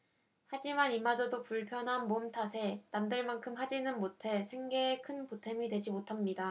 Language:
Korean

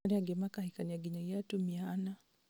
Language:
Kikuyu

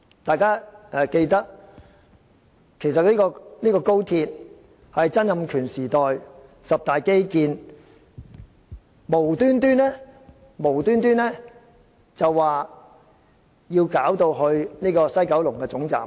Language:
Cantonese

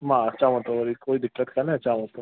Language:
Sindhi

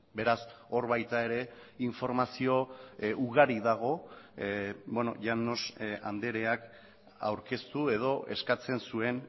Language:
Basque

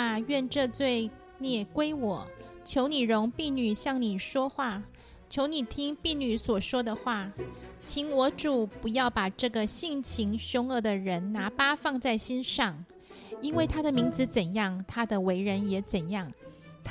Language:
Chinese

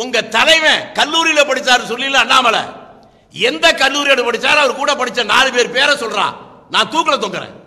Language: Tamil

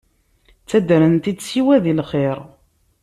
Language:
Kabyle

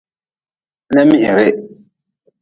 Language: Nawdm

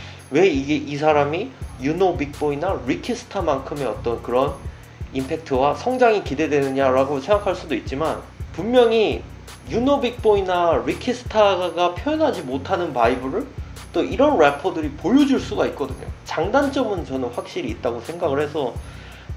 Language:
Korean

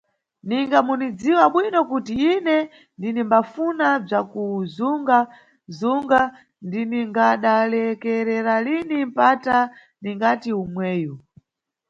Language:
Nyungwe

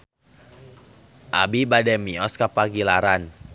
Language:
Sundanese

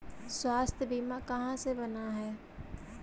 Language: Magahi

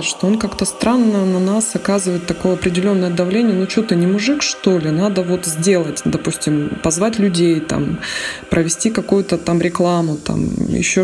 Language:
Russian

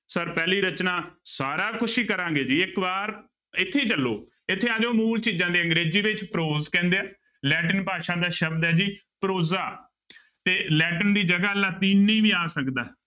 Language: Punjabi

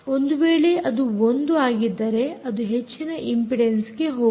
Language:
Kannada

